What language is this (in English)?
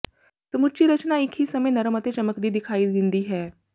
Punjabi